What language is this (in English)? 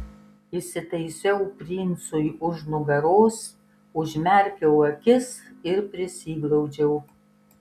Lithuanian